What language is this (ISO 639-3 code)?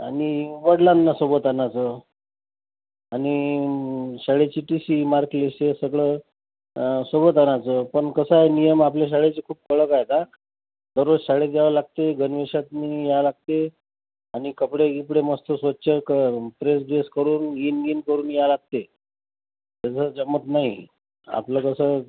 mar